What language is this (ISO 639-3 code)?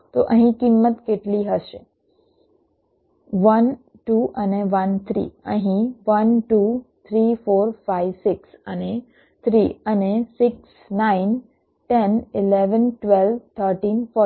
guj